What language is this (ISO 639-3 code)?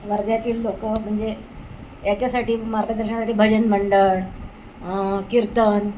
mar